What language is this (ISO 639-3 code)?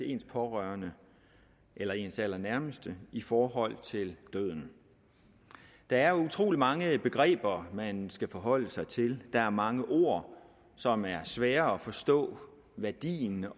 dan